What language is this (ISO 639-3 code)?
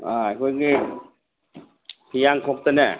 mni